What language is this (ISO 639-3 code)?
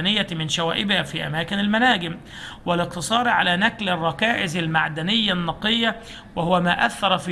ara